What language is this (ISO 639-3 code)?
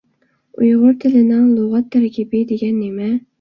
uig